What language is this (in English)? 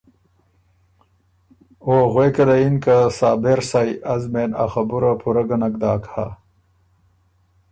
Ormuri